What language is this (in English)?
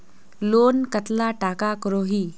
Magahi